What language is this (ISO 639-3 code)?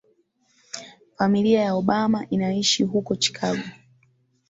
swa